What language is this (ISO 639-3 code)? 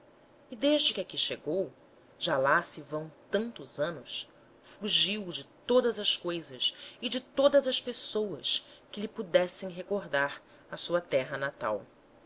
por